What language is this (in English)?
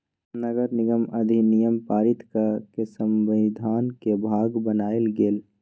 Magahi